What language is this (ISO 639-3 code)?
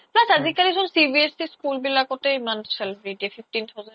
asm